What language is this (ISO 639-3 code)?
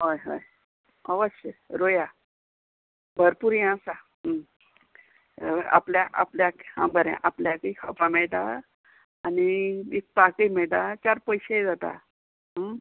kok